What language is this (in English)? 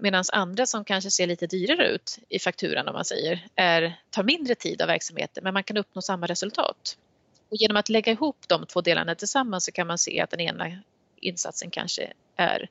Swedish